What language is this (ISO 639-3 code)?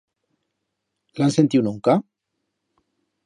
arg